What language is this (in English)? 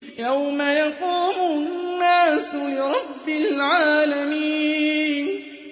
Arabic